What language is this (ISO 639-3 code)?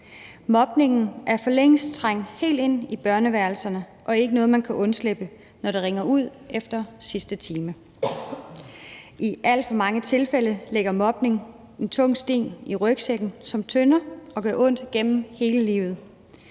dan